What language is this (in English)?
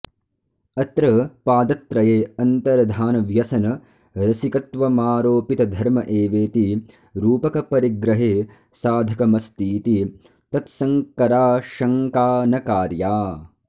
Sanskrit